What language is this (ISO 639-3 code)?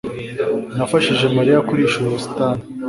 kin